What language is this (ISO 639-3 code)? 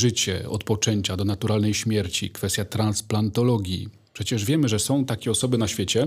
pol